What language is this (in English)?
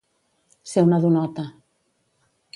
Catalan